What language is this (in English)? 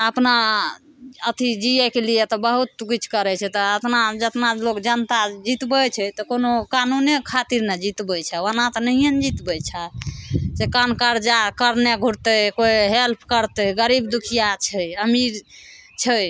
Maithili